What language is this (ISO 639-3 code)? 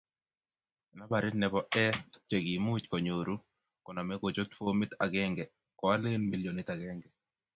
kln